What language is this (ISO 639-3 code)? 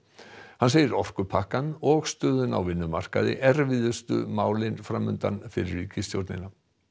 isl